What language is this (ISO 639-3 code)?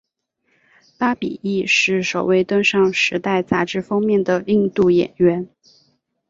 zho